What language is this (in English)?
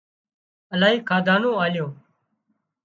Wadiyara Koli